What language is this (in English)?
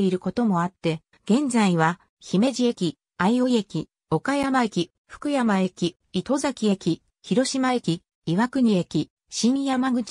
Japanese